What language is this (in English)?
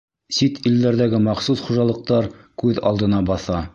Bashkir